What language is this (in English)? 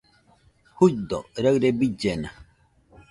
Nüpode Huitoto